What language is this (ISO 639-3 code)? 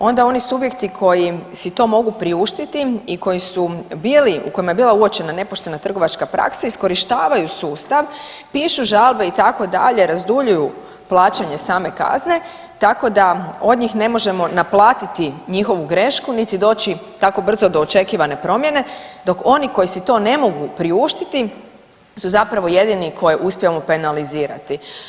hrv